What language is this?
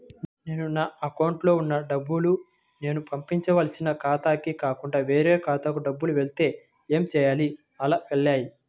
Telugu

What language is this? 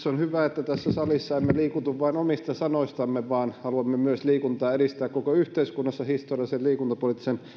Finnish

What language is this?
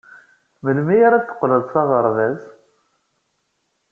Kabyle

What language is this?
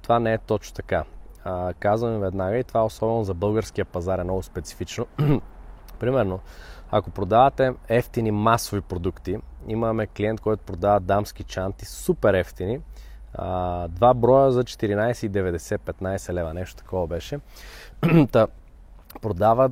Bulgarian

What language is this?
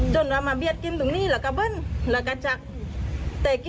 Thai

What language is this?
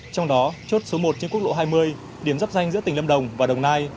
Vietnamese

